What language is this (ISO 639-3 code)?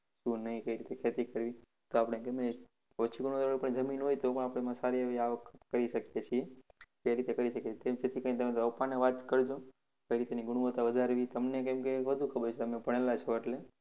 guj